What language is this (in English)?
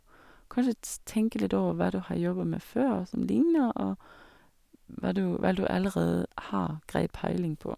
Norwegian